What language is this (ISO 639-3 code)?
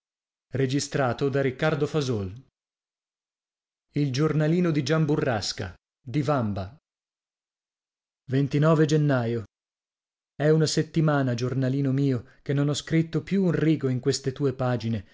ita